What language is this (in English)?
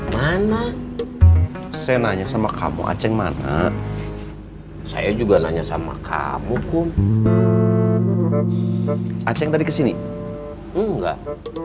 Indonesian